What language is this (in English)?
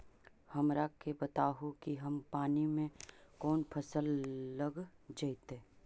Magahi